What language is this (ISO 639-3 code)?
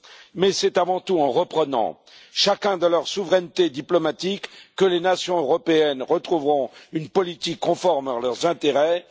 fra